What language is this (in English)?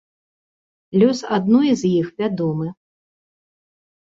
Belarusian